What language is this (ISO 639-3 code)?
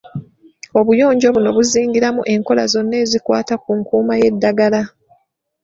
lug